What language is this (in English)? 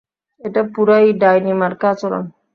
Bangla